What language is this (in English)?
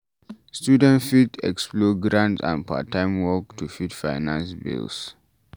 Nigerian Pidgin